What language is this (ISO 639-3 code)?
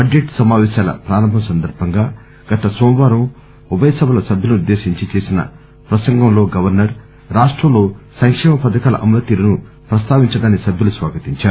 tel